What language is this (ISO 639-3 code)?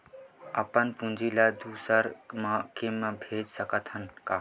hne